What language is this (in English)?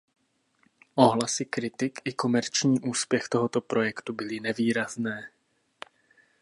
Czech